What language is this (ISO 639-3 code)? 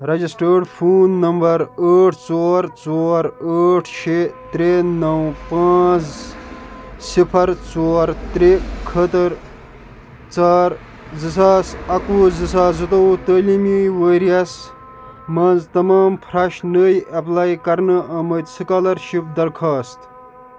kas